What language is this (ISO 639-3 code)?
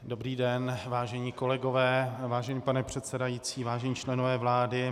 ces